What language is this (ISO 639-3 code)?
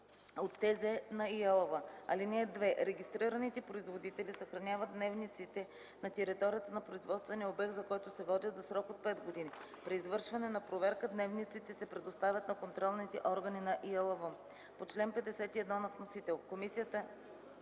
bul